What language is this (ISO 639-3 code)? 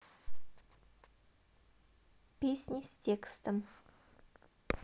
rus